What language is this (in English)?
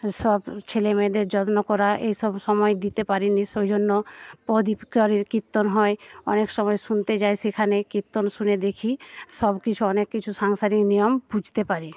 Bangla